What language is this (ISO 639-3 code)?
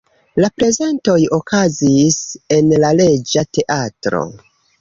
epo